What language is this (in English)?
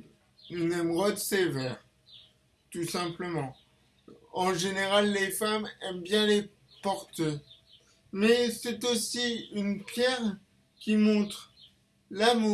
French